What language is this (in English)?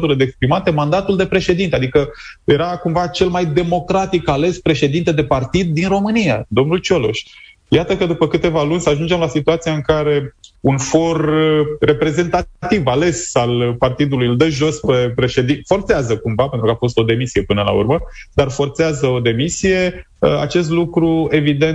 Romanian